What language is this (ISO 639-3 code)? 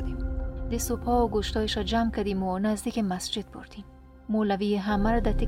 fas